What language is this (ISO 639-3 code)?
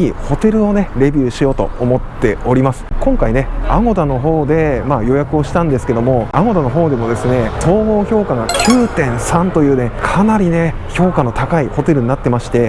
jpn